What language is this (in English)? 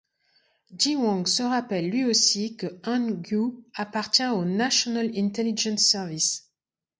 French